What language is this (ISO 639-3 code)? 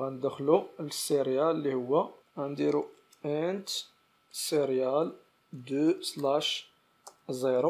ara